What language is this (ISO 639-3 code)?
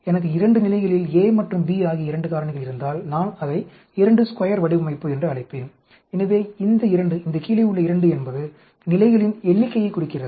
tam